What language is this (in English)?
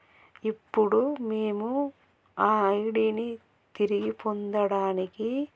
Telugu